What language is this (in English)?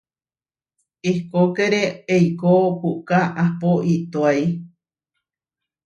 Huarijio